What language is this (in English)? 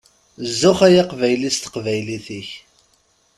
Kabyle